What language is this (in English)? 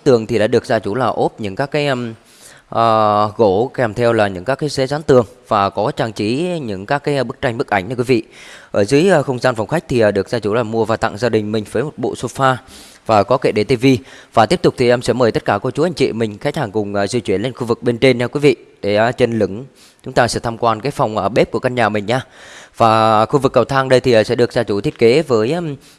Vietnamese